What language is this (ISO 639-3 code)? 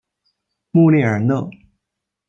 zho